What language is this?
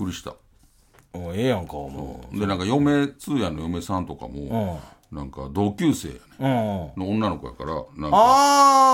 Japanese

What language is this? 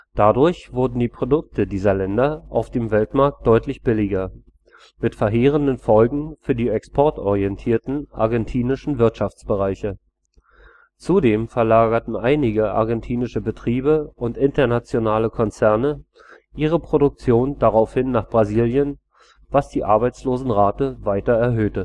German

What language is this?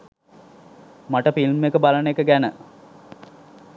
Sinhala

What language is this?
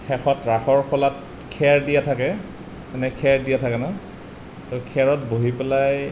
Assamese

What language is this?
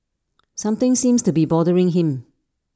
English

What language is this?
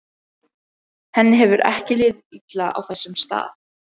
Icelandic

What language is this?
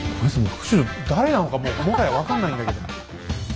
Japanese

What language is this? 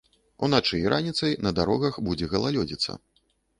Belarusian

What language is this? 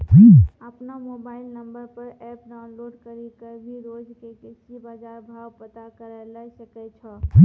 Maithili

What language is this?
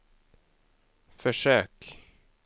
Swedish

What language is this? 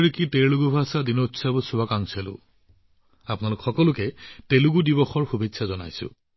Assamese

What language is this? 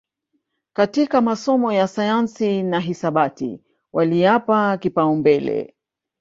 Swahili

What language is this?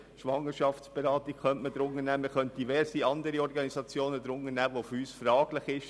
Swiss German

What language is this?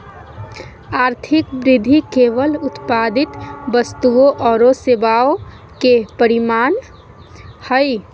Magahi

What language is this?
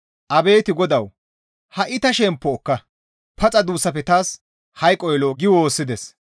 Gamo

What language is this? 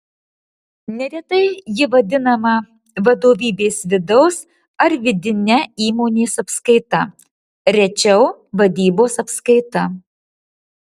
Lithuanian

